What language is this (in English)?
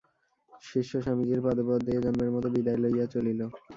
Bangla